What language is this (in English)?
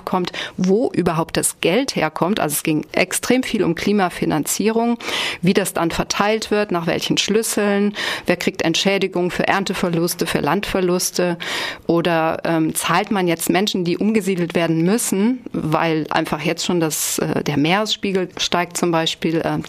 German